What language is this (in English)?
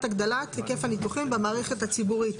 Hebrew